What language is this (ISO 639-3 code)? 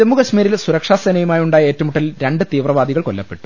mal